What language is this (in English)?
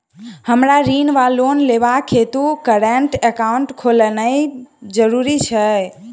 Maithili